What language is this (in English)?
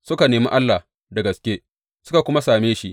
Hausa